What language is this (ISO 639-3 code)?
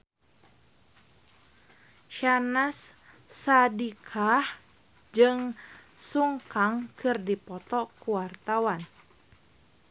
sun